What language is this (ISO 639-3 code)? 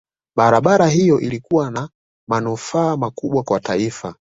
swa